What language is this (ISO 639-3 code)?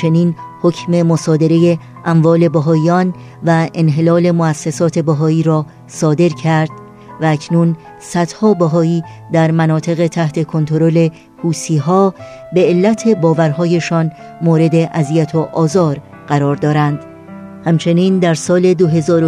fas